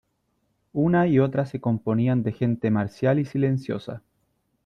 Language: Spanish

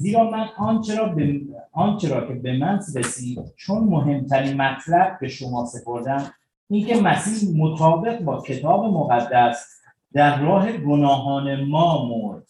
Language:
Persian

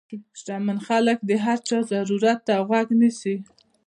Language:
Pashto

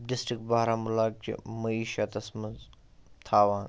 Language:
Kashmiri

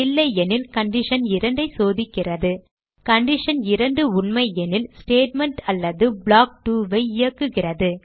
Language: Tamil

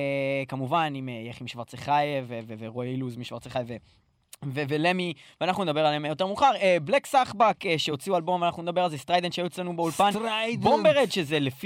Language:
Hebrew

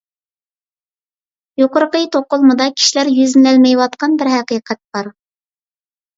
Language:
Uyghur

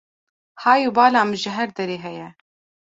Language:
Kurdish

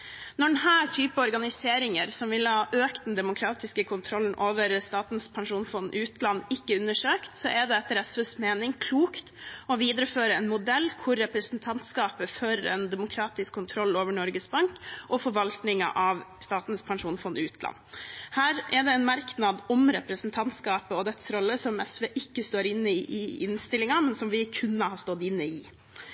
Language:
Norwegian Bokmål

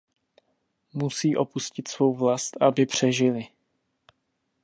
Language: Czech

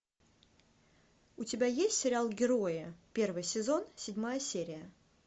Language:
Russian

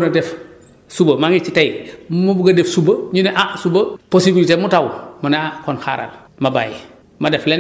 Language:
Wolof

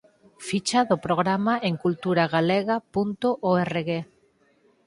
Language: Galician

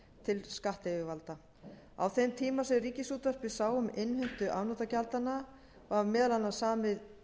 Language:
Icelandic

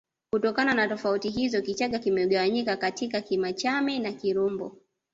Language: Swahili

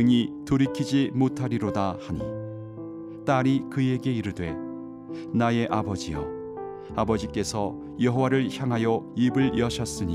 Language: Korean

